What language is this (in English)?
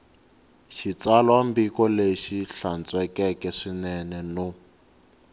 Tsonga